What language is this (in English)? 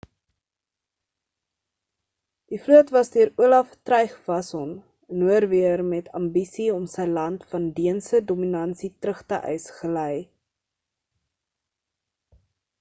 Afrikaans